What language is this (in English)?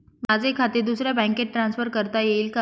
Marathi